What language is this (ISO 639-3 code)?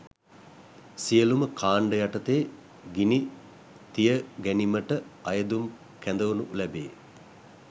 sin